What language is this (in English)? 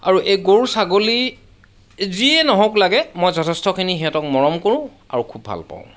Assamese